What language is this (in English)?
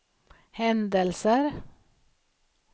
Swedish